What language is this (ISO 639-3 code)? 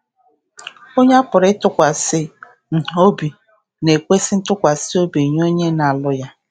ibo